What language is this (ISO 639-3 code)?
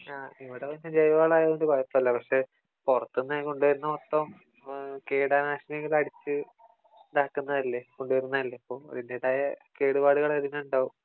mal